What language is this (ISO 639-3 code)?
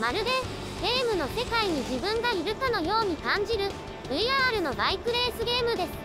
jpn